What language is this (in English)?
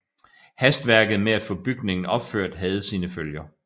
Danish